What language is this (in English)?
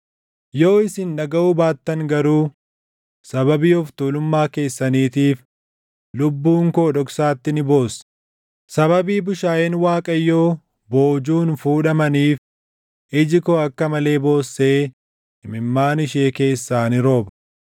Oromo